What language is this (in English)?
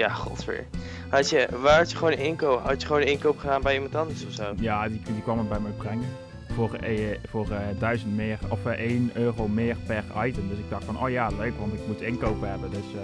Dutch